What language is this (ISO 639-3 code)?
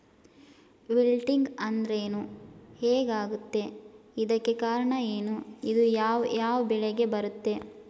kan